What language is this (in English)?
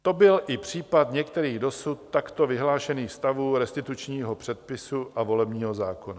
Czech